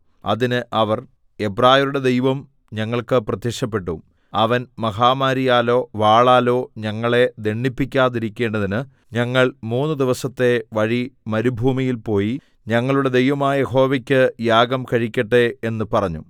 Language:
Malayalam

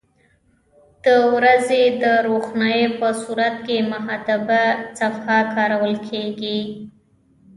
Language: Pashto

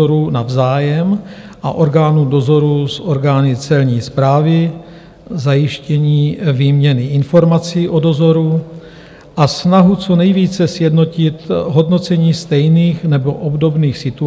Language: Czech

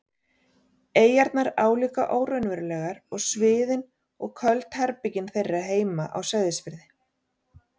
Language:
Icelandic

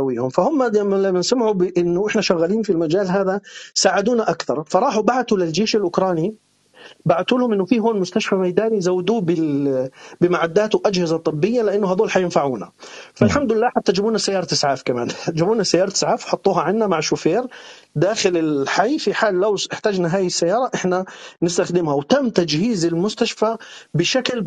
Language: Arabic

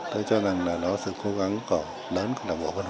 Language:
Vietnamese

